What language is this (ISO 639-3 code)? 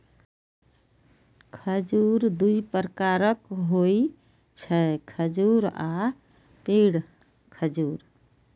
mai